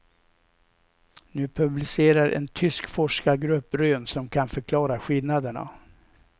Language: Swedish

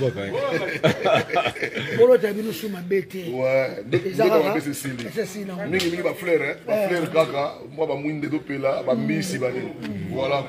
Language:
French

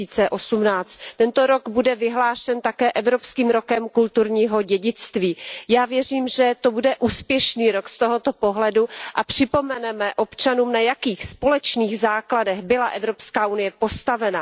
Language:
Czech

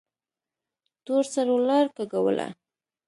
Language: Pashto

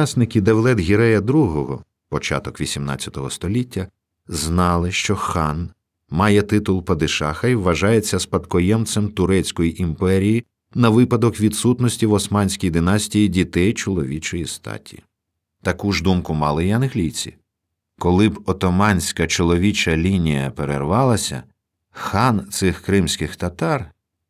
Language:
Ukrainian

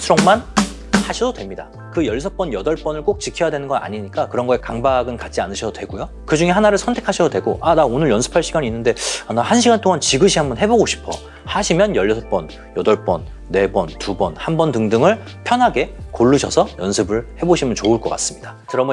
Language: Korean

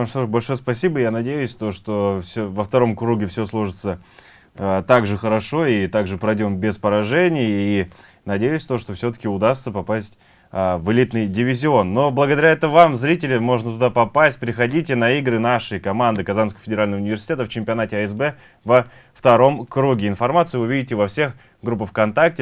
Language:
Russian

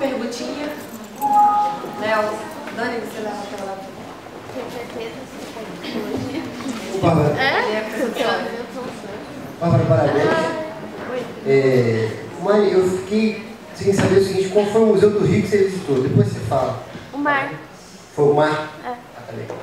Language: Portuguese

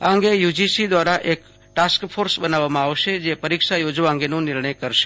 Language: Gujarati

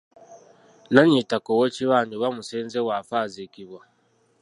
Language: Ganda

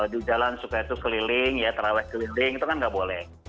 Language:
Indonesian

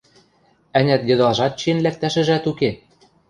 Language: Western Mari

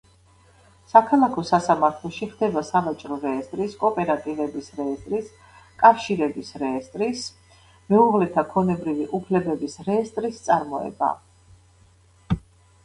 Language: Georgian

